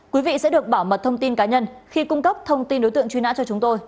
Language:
Vietnamese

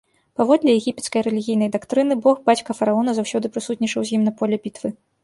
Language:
Belarusian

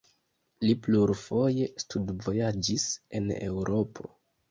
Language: Esperanto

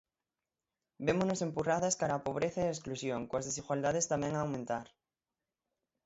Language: Galician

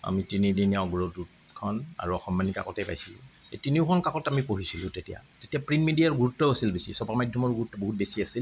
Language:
Assamese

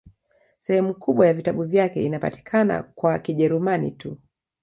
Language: Swahili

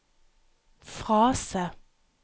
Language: Norwegian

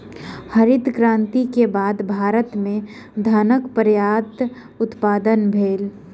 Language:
Maithili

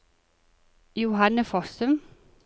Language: Norwegian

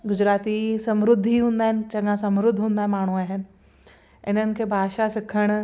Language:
Sindhi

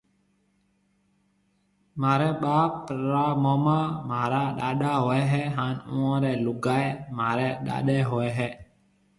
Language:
Marwari (Pakistan)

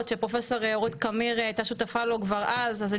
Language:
Hebrew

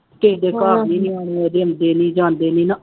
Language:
Punjabi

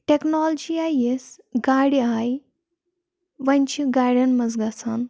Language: Kashmiri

